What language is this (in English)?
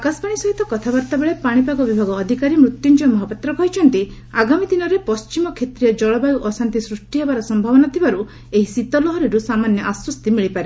Odia